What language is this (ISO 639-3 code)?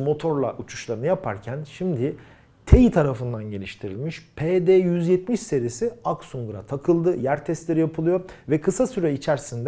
tur